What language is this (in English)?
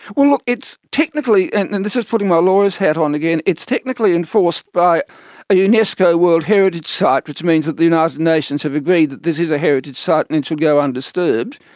English